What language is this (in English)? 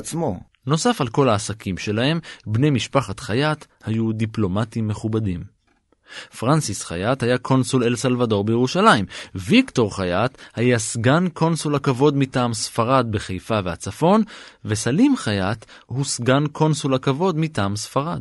Hebrew